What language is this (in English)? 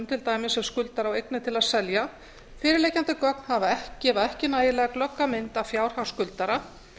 Icelandic